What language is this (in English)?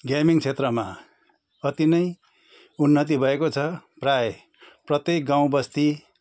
Nepali